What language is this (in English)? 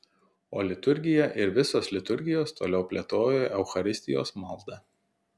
Lithuanian